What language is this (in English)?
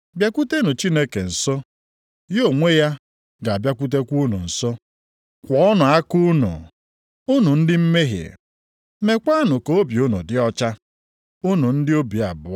Igbo